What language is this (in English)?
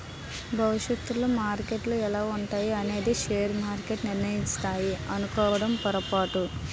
Telugu